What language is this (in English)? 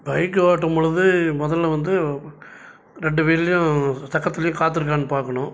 Tamil